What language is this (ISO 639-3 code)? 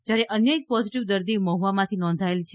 guj